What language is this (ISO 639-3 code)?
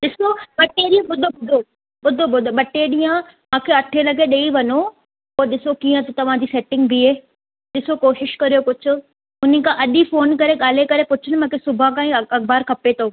snd